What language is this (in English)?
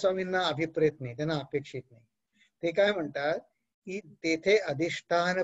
Hindi